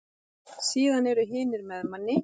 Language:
Icelandic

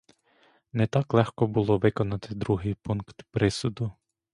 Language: Ukrainian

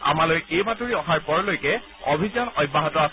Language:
Assamese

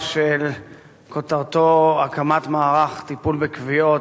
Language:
Hebrew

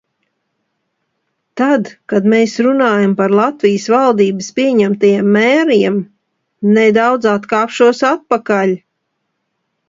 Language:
Latvian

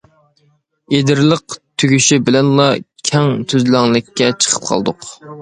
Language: Uyghur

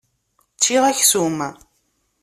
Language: Kabyle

